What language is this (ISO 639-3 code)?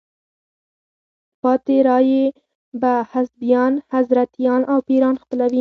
pus